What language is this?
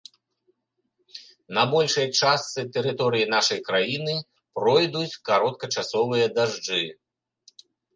Belarusian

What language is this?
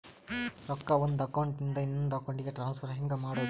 Kannada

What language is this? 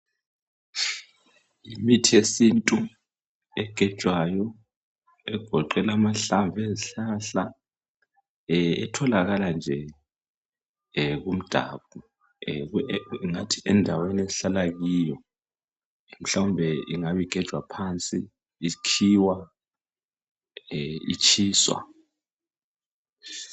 North Ndebele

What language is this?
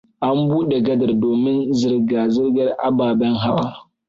Hausa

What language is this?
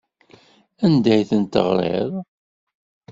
Kabyle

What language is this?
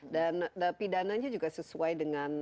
Indonesian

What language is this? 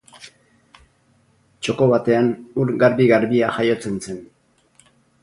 Basque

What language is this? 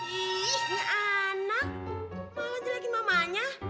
Indonesian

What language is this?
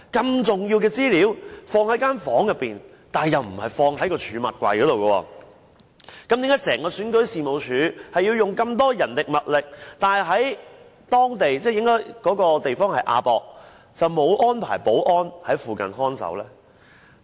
Cantonese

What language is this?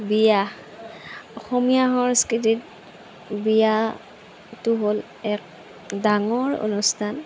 Assamese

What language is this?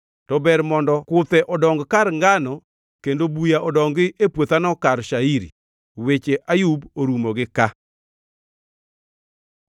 Luo (Kenya and Tanzania)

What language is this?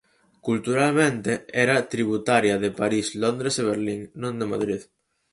Galician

